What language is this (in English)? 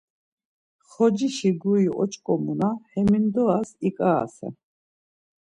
Laz